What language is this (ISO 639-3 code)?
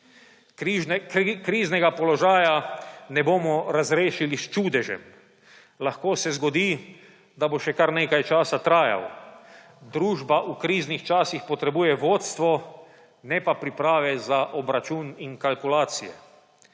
slv